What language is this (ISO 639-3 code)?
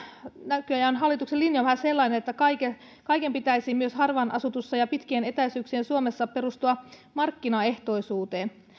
fin